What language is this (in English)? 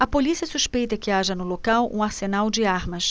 Portuguese